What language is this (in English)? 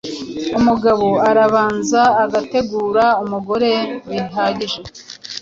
Kinyarwanda